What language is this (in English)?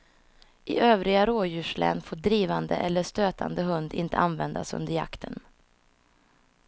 Swedish